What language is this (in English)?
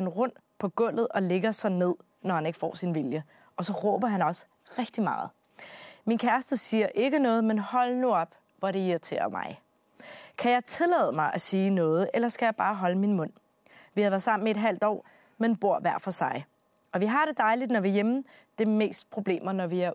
Danish